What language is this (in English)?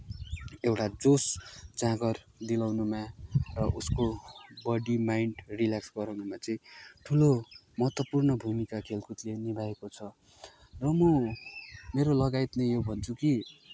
Nepali